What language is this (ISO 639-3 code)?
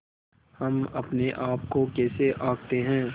hin